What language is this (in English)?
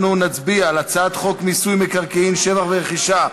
Hebrew